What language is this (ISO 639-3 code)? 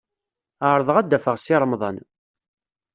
kab